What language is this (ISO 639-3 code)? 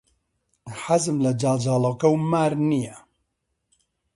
ckb